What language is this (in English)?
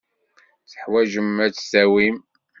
Kabyle